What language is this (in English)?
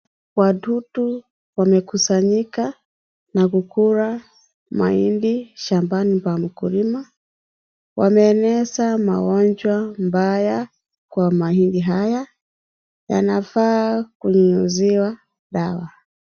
Swahili